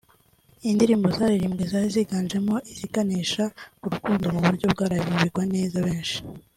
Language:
Kinyarwanda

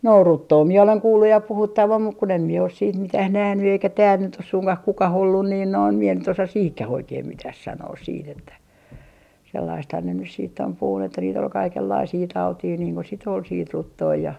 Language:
Finnish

